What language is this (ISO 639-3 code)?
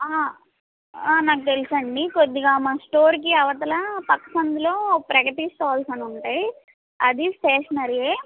tel